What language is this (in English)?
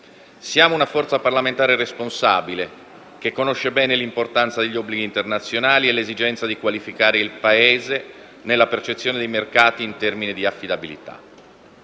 Italian